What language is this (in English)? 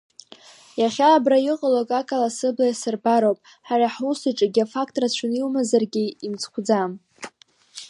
Abkhazian